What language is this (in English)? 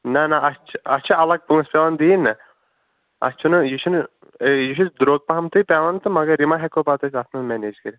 Kashmiri